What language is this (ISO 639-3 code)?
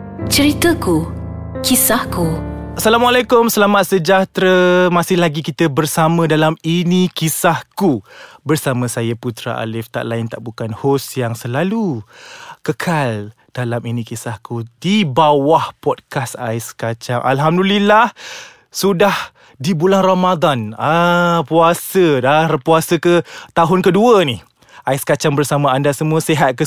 msa